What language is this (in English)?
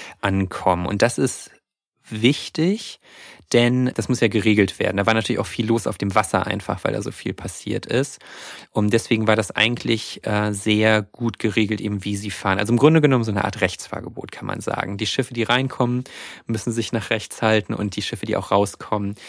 German